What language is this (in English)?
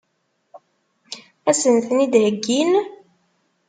Kabyle